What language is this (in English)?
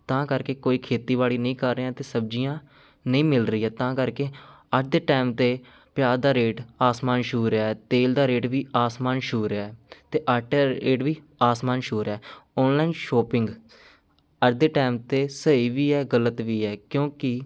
Punjabi